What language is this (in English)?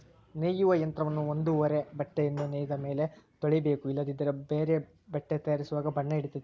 Kannada